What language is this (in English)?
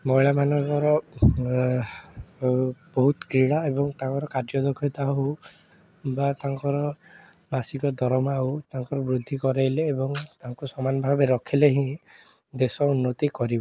Odia